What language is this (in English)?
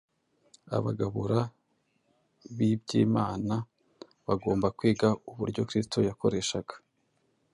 Kinyarwanda